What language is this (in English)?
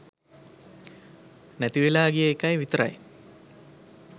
Sinhala